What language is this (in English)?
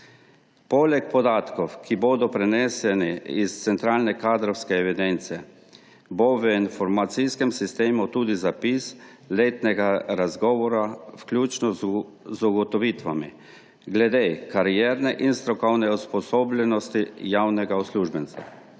Slovenian